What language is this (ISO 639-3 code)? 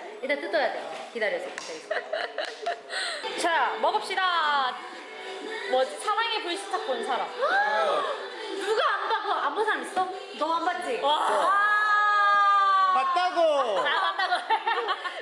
kor